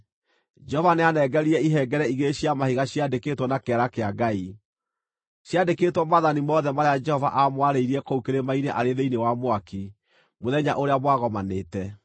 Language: Kikuyu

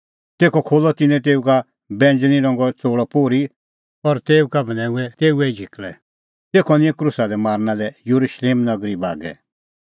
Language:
Kullu Pahari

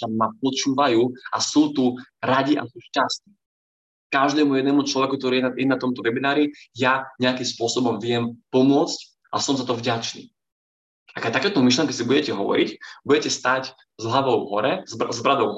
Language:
Slovak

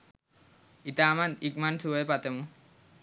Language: Sinhala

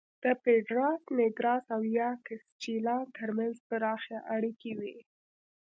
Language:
Pashto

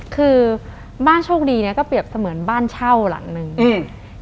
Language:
Thai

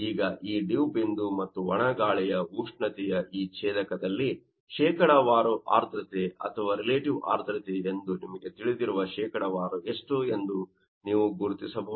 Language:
Kannada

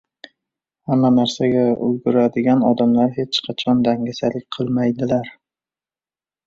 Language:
Uzbek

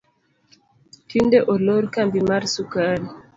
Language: Luo (Kenya and Tanzania)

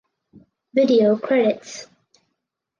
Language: English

